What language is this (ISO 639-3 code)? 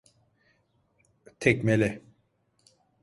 tur